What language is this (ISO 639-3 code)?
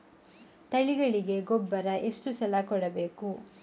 kan